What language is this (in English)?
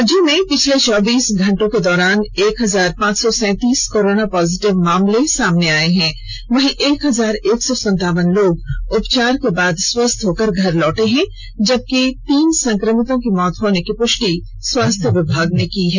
Hindi